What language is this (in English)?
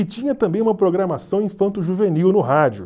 Portuguese